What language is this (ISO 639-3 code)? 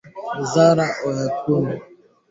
swa